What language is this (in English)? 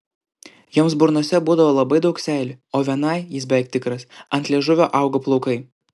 Lithuanian